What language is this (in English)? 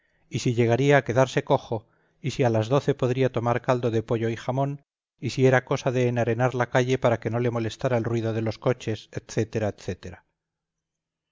Spanish